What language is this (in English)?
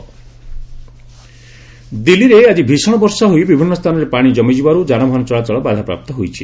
Odia